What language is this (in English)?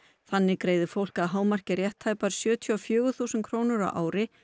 Icelandic